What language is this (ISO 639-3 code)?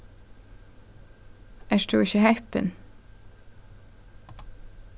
fao